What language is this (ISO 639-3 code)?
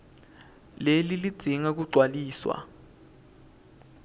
ssw